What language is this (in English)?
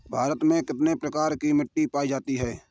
Hindi